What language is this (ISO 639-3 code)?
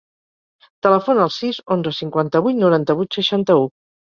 cat